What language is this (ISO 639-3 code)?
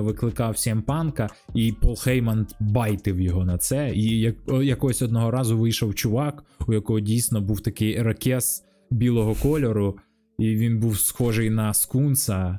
ukr